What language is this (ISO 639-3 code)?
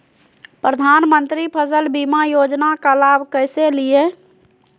mag